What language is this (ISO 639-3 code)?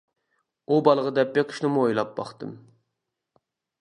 uig